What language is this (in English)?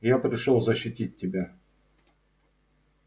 Russian